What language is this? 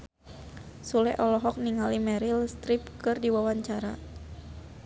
Sundanese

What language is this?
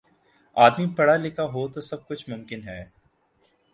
Urdu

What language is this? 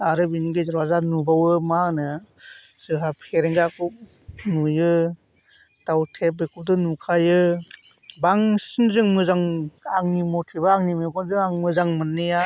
Bodo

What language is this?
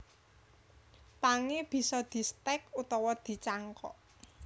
Javanese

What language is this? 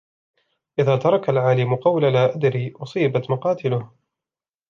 Arabic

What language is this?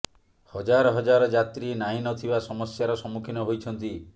Odia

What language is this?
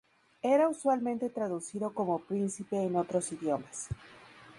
Spanish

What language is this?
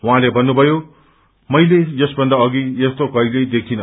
Nepali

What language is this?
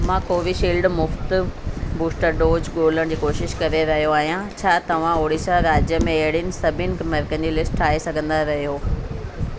Sindhi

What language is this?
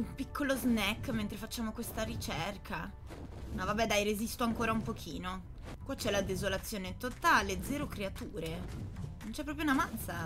Italian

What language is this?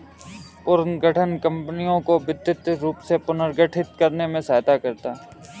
Hindi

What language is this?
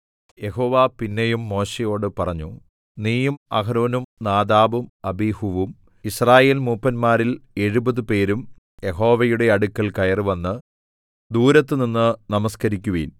Malayalam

